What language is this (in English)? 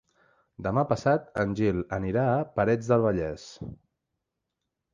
Catalan